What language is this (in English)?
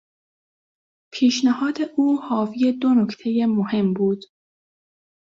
Persian